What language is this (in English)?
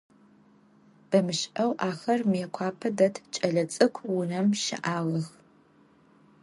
Adyghe